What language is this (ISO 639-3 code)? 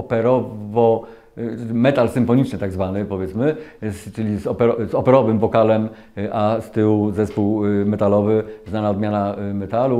pol